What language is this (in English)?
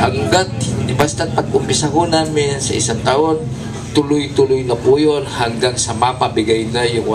Filipino